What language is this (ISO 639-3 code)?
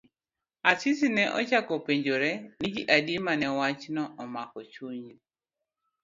luo